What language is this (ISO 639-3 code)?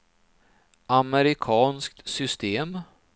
swe